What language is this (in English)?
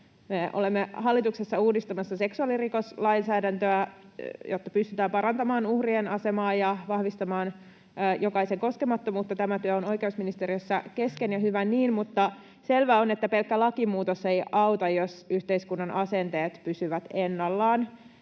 Finnish